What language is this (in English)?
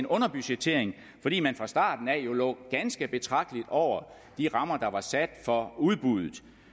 Danish